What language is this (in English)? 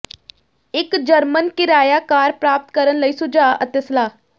Punjabi